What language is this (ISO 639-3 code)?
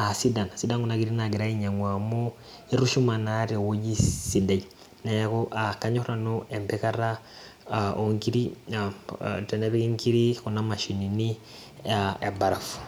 mas